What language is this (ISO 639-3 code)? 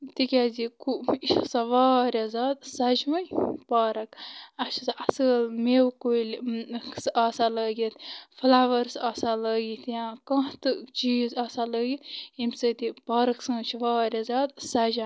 kas